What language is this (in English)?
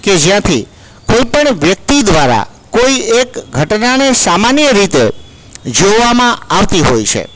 Gujarati